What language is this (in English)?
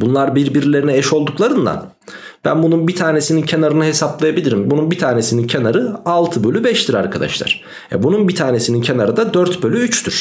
Turkish